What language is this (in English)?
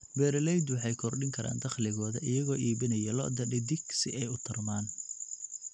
Somali